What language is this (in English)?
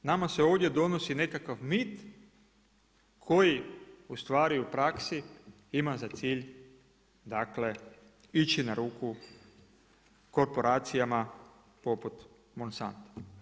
Croatian